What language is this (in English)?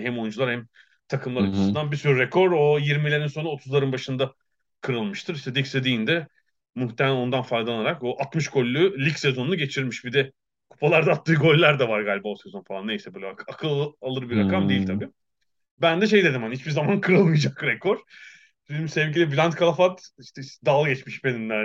Turkish